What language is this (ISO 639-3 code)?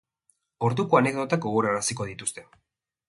eus